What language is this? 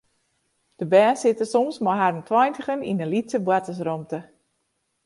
Western Frisian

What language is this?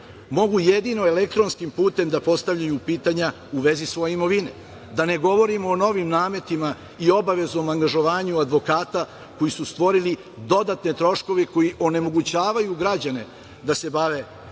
Serbian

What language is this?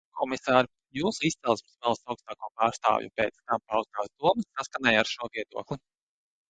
Latvian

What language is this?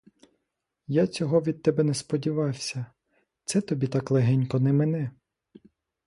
Ukrainian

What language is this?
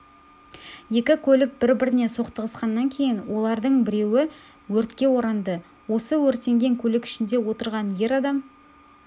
Kazakh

